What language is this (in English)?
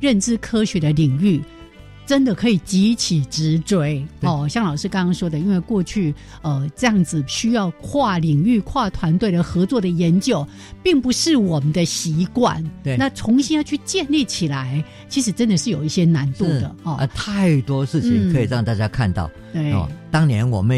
Chinese